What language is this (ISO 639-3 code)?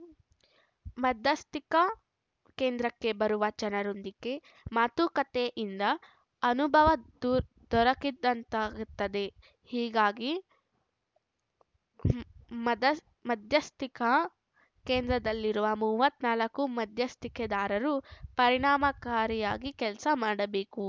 kan